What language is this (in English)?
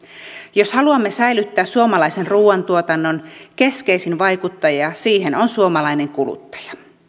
Finnish